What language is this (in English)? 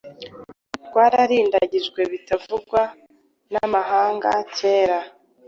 Kinyarwanda